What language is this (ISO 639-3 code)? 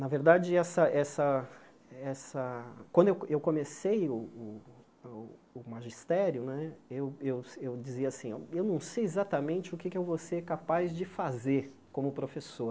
por